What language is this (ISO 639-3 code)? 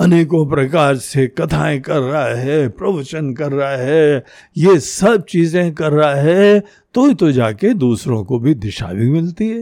hin